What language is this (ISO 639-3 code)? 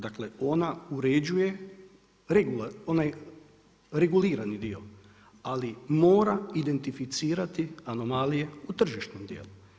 hrv